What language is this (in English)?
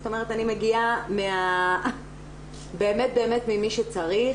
Hebrew